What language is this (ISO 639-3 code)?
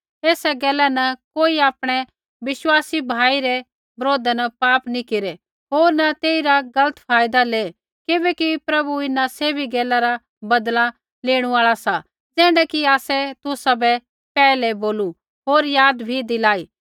kfx